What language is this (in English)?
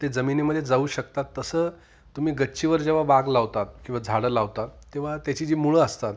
Marathi